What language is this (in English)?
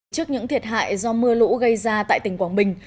Vietnamese